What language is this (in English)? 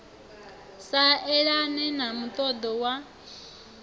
Venda